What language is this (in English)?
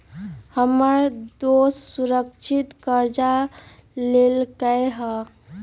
Magahi